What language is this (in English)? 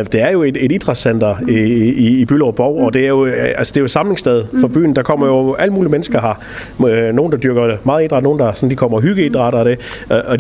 Danish